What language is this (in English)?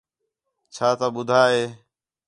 Khetrani